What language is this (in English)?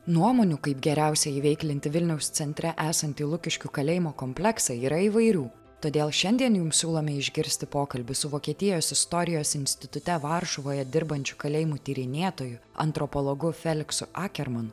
Lithuanian